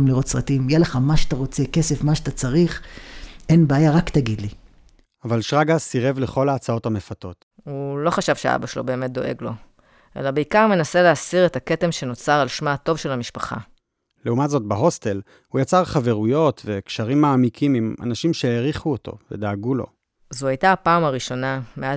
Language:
Hebrew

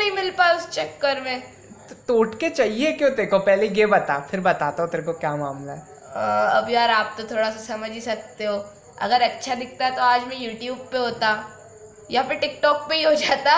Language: Hindi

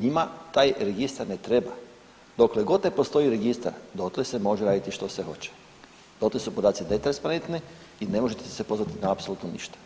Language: Croatian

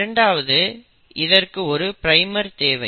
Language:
Tamil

